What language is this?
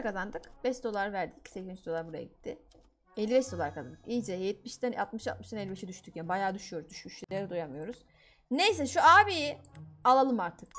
Turkish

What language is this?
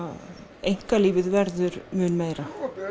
Icelandic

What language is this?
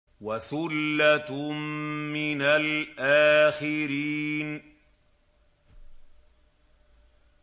Arabic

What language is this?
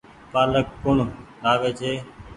Goaria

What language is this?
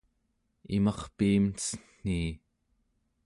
Central Yupik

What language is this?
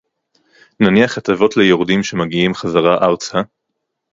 Hebrew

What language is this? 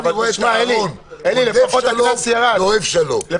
Hebrew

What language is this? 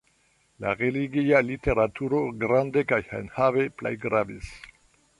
Esperanto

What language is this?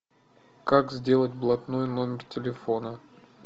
Russian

